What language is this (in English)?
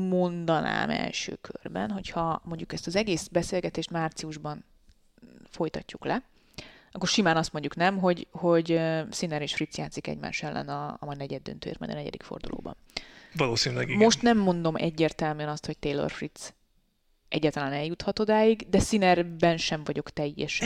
Hungarian